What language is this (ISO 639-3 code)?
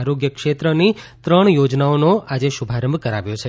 guj